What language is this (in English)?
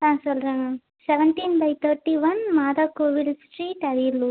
Tamil